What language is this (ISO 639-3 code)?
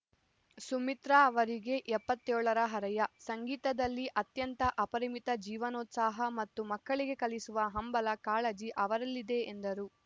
kan